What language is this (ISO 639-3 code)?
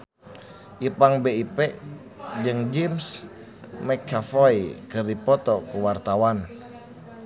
sun